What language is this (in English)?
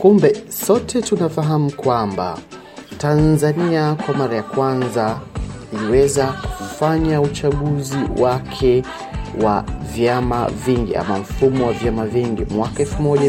Swahili